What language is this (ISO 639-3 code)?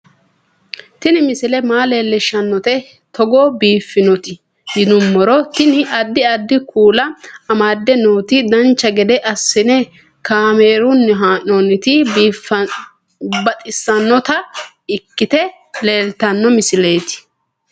sid